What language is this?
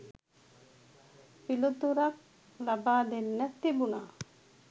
Sinhala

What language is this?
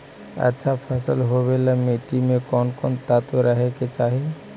Magahi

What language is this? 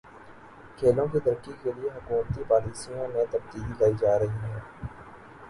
Urdu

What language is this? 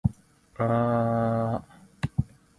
Cantonese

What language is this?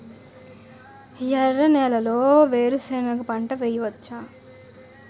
Telugu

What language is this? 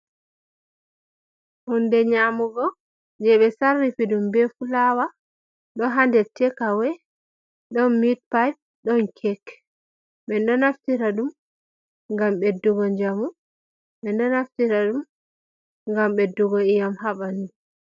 Fula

